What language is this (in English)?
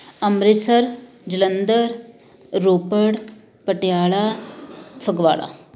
Punjabi